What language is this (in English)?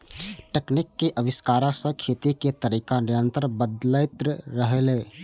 Maithili